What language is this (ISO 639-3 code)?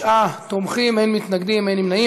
heb